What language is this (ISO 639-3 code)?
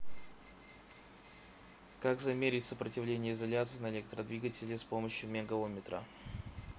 rus